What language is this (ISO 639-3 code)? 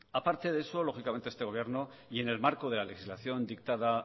spa